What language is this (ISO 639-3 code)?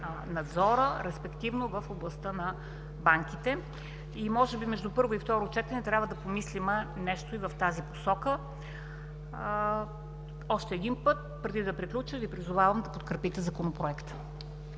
bul